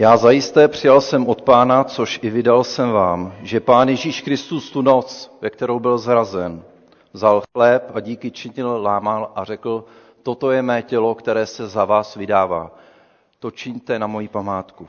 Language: Czech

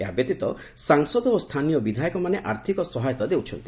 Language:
Odia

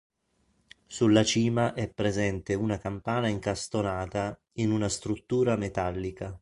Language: Italian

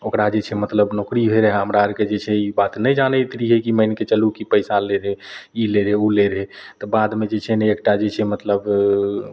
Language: Maithili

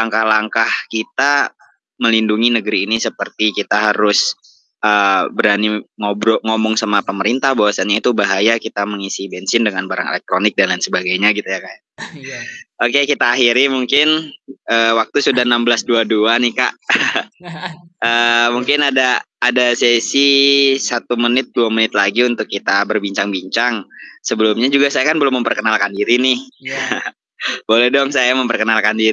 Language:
Indonesian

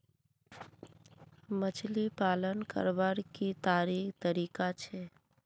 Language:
Magahi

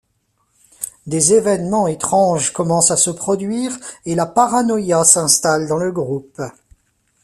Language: French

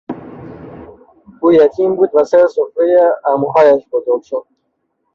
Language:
Persian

